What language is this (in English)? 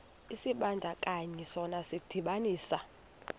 Xhosa